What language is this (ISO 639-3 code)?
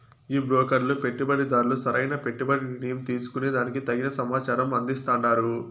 tel